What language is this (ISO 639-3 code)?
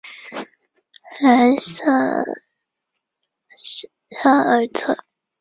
zho